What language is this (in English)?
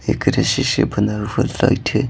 Hindi